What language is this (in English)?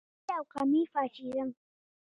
Pashto